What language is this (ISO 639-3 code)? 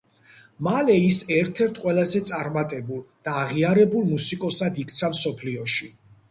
kat